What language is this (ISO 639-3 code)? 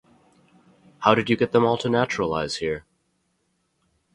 eng